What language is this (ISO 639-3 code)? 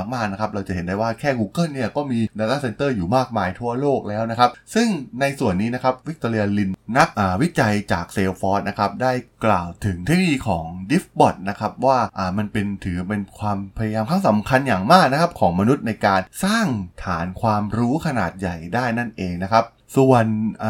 tha